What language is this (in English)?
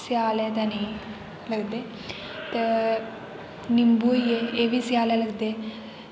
Dogri